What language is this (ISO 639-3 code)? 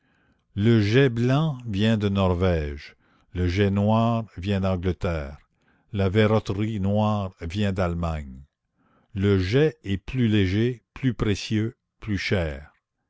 fra